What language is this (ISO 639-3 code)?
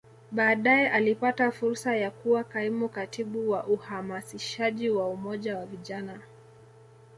swa